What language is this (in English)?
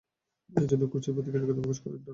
Bangla